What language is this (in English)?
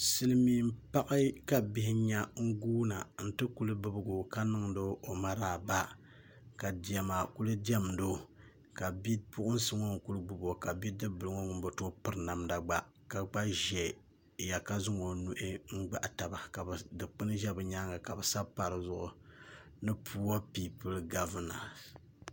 Dagbani